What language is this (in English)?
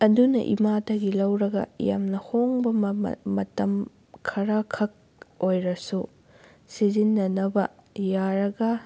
Manipuri